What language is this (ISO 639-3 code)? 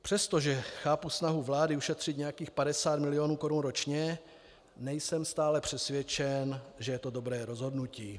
ces